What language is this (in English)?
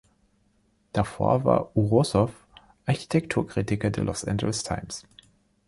German